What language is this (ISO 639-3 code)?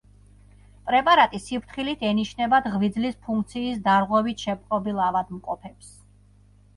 kat